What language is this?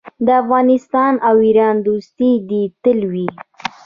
Pashto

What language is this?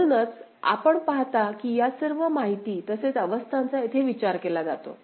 Marathi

